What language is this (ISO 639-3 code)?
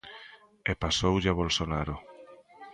glg